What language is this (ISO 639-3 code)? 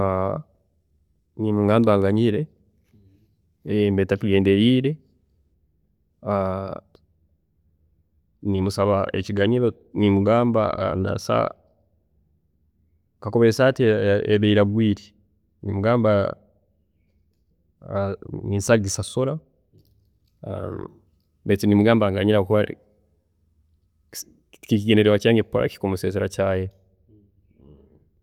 ttj